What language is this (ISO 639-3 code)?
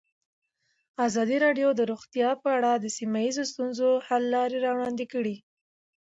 pus